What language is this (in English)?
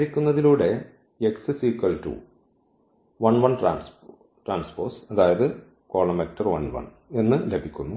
Malayalam